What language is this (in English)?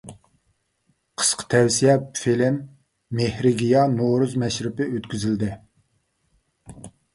Uyghur